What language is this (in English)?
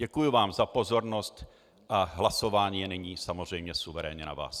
Czech